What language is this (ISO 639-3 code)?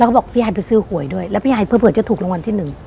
tha